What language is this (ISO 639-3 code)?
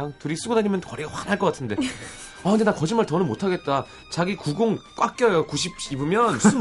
kor